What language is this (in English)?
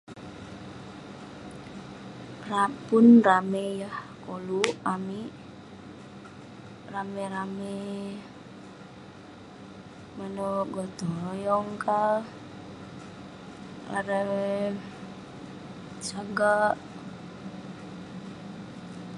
Western Penan